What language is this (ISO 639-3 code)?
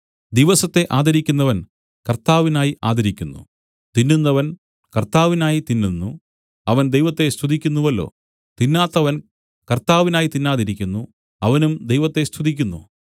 mal